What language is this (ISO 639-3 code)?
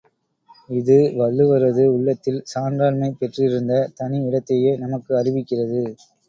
tam